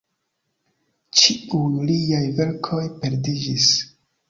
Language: Esperanto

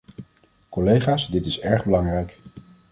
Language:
Dutch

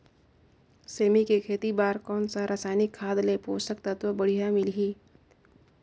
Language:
Chhattisgarhi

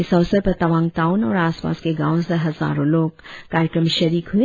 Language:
Hindi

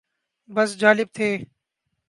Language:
Urdu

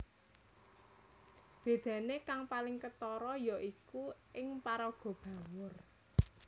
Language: Javanese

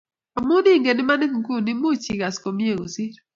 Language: Kalenjin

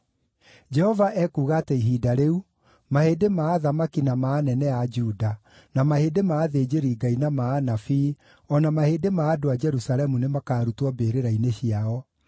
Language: Kikuyu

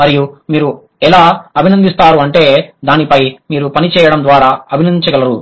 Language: Telugu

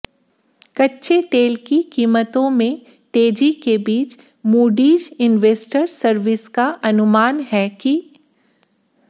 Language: Hindi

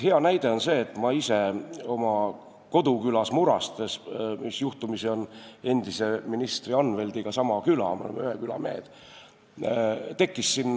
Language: Estonian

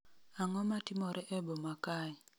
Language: Luo (Kenya and Tanzania)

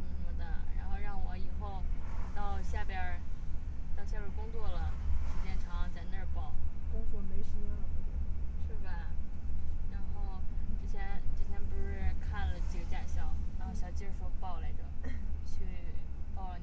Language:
Chinese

